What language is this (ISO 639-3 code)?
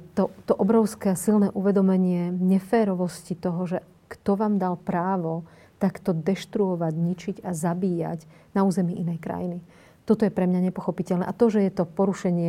slk